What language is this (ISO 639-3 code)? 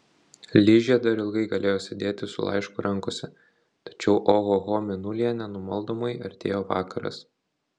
lit